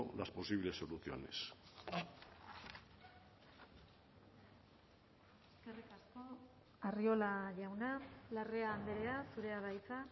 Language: Basque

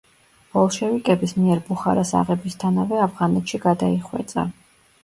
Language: Georgian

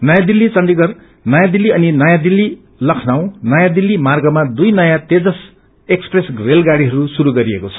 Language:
Nepali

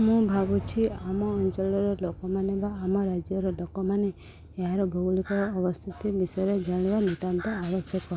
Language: Odia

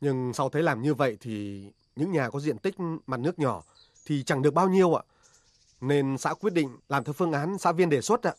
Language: Vietnamese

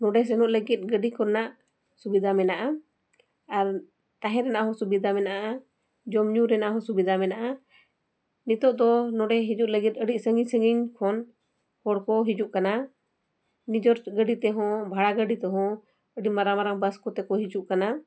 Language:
Santali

